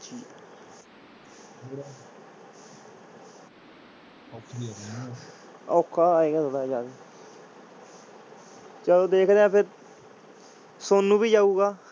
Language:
Punjabi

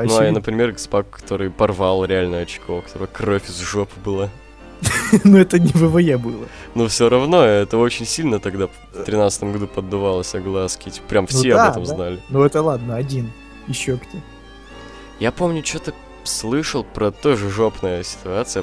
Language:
Russian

